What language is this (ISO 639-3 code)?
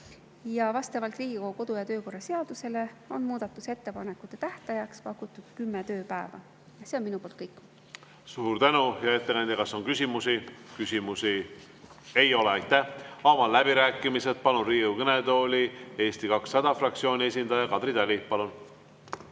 est